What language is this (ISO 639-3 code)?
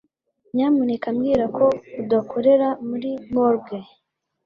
kin